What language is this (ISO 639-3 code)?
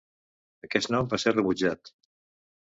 cat